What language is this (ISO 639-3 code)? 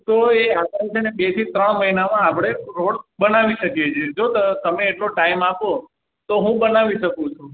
guj